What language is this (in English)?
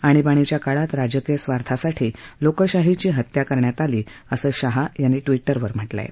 Marathi